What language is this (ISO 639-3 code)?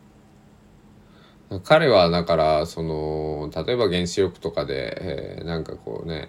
jpn